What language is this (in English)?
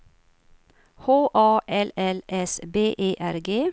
Swedish